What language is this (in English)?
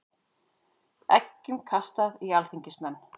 Icelandic